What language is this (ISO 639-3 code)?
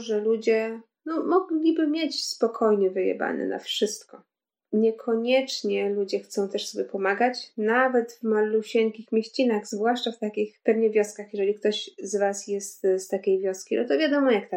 pol